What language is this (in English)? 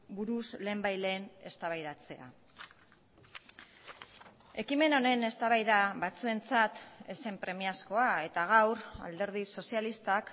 Basque